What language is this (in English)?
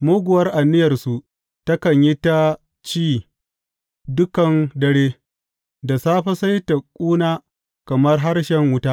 Hausa